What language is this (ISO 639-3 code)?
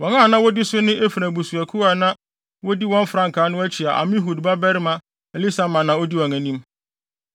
aka